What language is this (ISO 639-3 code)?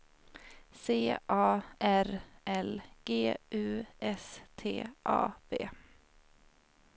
swe